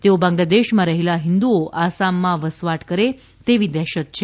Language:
Gujarati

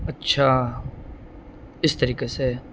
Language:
Urdu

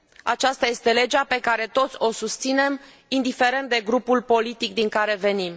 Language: Romanian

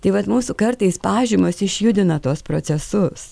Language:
Lithuanian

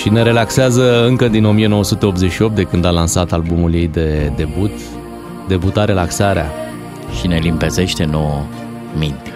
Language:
Romanian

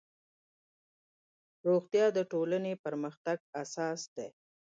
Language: Pashto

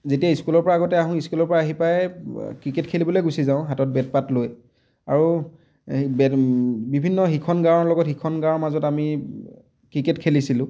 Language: Assamese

